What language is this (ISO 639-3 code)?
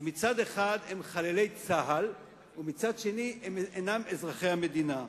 heb